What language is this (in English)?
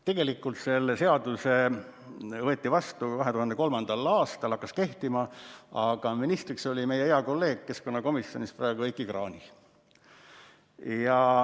Estonian